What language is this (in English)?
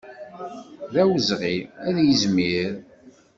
Kabyle